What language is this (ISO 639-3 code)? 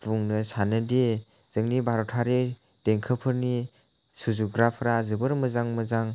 brx